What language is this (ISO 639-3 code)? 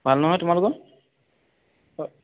asm